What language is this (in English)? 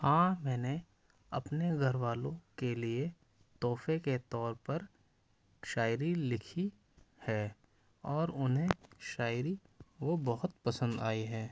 Urdu